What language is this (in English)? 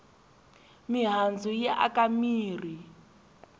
Tsonga